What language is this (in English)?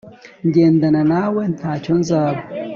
Kinyarwanda